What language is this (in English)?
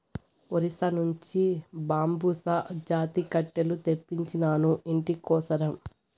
Telugu